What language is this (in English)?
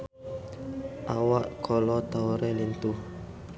Sundanese